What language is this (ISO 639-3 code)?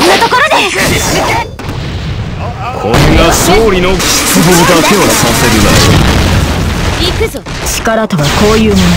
jpn